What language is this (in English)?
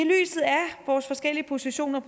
Danish